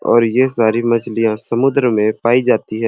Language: Sadri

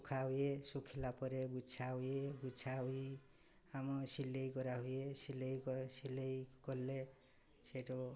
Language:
Odia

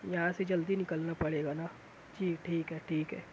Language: Urdu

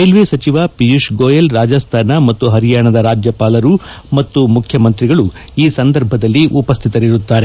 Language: Kannada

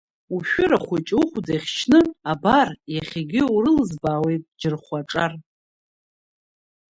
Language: Abkhazian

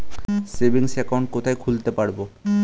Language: Bangla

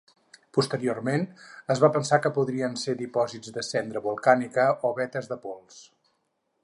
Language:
Catalan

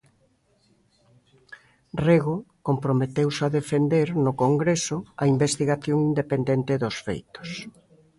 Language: Galician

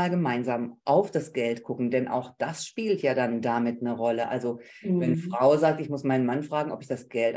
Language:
German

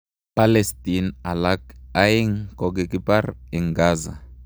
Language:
Kalenjin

